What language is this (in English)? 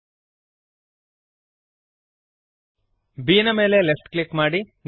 Kannada